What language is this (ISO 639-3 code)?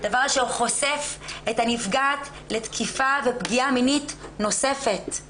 heb